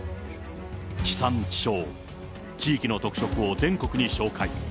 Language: Japanese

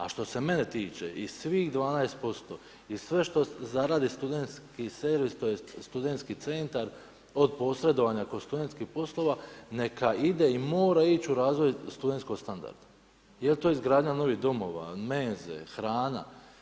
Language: Croatian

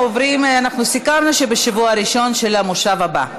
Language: Hebrew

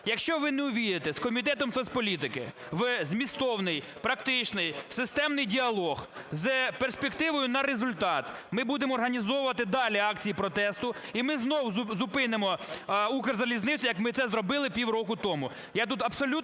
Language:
Ukrainian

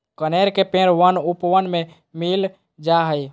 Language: Magahi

